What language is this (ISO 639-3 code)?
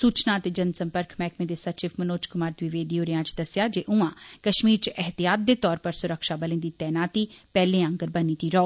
doi